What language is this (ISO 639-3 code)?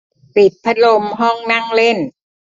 tha